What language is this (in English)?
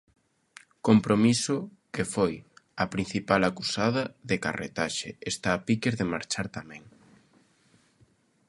Galician